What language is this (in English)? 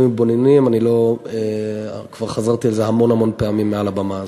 Hebrew